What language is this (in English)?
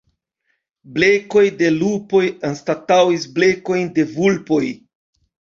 Esperanto